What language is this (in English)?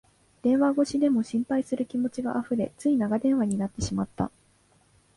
Japanese